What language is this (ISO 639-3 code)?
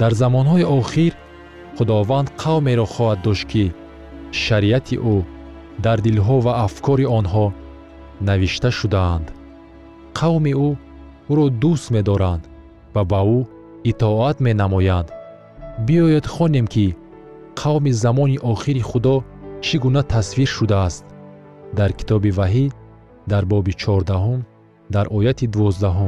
fas